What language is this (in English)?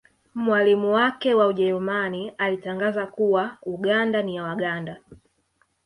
Swahili